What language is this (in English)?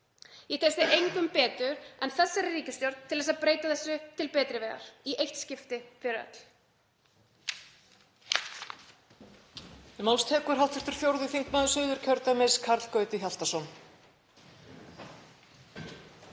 Icelandic